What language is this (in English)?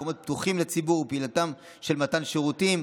Hebrew